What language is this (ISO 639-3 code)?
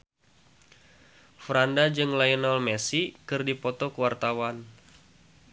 sun